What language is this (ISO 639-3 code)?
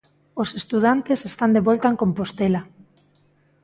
glg